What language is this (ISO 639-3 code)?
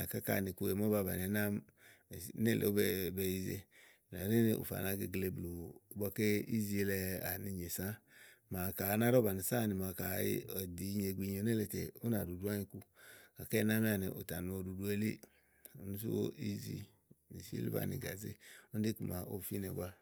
ahl